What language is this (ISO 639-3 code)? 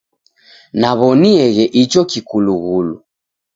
dav